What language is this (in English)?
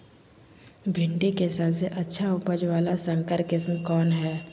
Magahi